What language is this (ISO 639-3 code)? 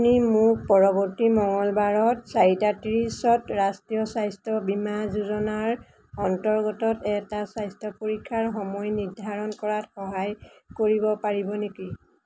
asm